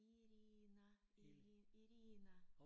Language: Danish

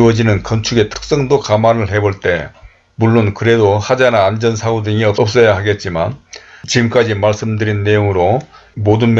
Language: Korean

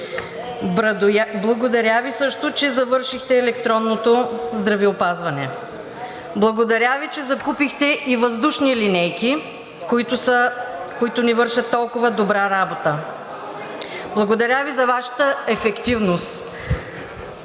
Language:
Bulgarian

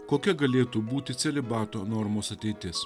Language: Lithuanian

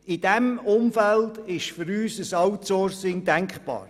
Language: Swiss German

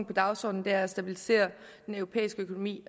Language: Danish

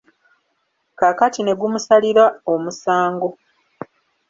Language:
Ganda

